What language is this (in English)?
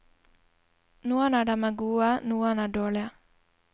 Norwegian